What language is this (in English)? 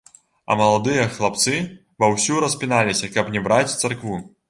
Belarusian